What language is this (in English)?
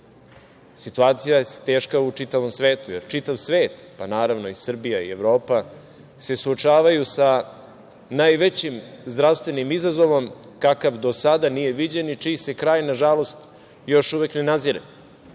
Serbian